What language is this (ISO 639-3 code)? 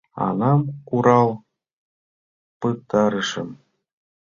chm